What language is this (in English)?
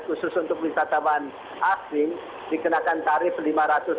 Indonesian